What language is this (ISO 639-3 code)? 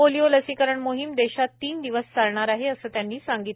mar